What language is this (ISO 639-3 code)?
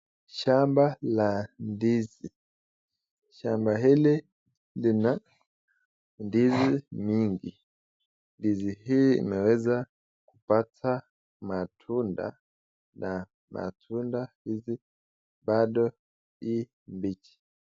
swa